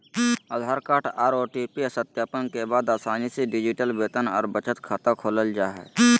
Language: Magahi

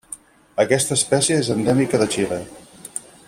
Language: Catalan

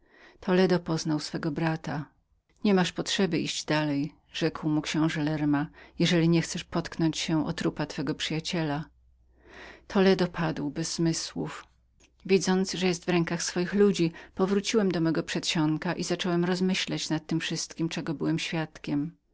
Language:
Polish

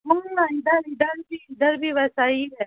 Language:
Urdu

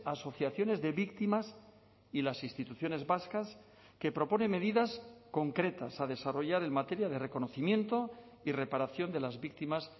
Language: Spanish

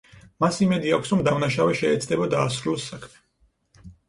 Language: Georgian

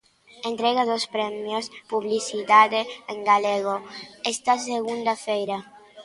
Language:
Galician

